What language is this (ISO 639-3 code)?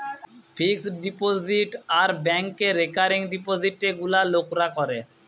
ben